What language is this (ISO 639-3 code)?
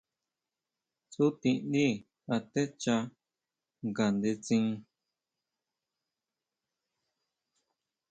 mau